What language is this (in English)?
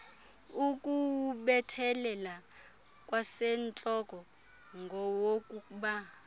Xhosa